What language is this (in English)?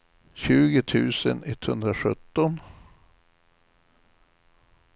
Swedish